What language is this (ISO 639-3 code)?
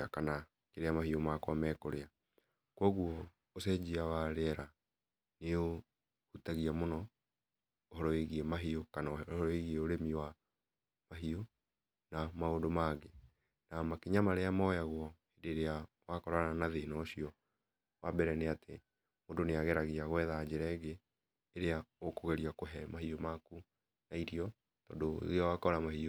kik